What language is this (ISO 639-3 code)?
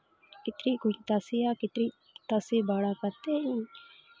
sat